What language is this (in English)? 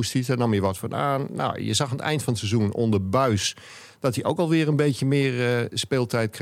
Dutch